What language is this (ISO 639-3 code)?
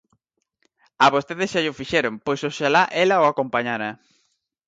glg